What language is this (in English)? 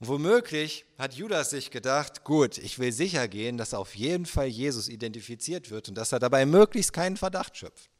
German